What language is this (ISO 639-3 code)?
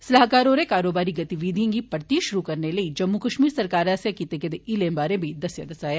doi